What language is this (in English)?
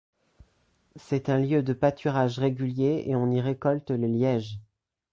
French